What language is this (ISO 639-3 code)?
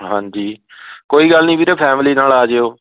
pan